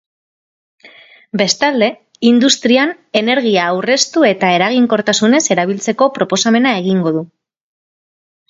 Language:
Basque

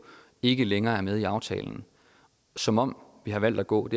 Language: Danish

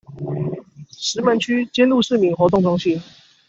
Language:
Chinese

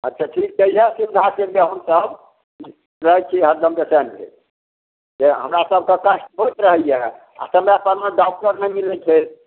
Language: Maithili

